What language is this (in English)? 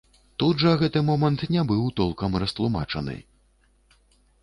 Belarusian